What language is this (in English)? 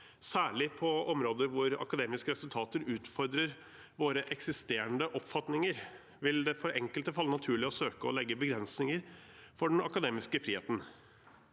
Norwegian